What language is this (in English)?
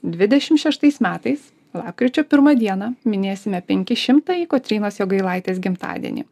Lithuanian